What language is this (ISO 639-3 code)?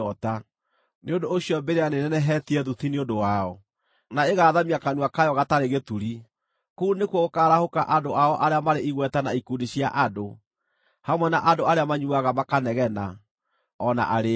kik